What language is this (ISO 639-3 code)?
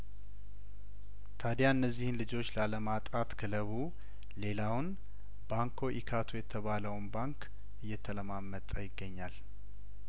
amh